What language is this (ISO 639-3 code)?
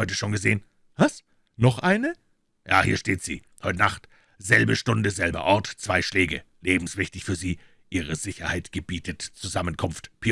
deu